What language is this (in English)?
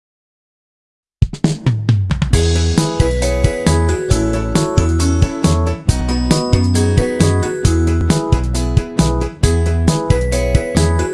Indonesian